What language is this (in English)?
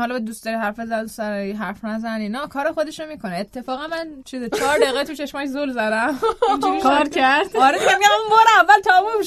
Persian